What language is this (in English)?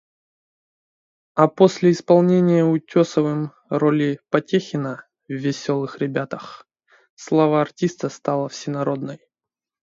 Russian